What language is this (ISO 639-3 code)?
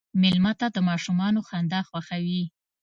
pus